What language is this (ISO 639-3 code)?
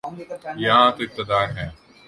urd